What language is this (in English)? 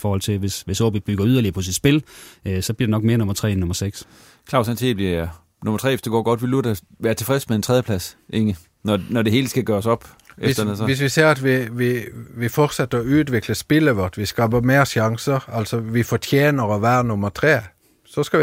Danish